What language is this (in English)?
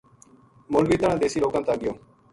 Gujari